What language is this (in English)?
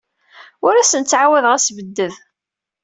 Kabyle